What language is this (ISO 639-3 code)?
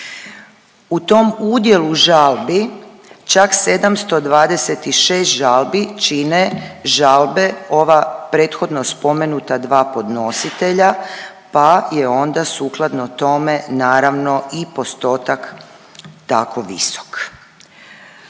hrv